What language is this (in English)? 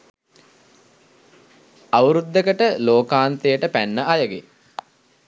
Sinhala